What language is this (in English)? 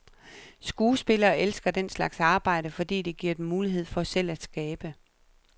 Danish